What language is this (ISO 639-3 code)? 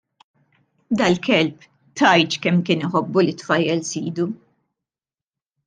mlt